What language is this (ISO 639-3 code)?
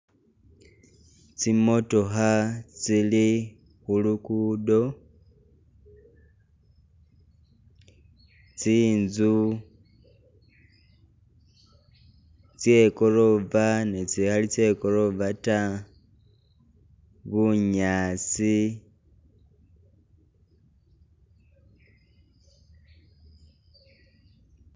myx